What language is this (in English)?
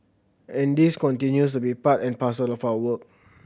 English